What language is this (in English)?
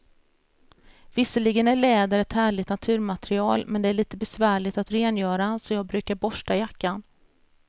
Swedish